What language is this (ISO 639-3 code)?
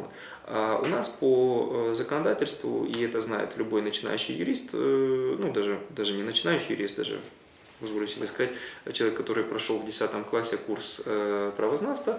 rus